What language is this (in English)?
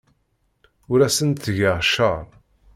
Kabyle